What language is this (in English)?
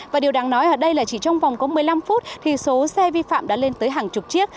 Vietnamese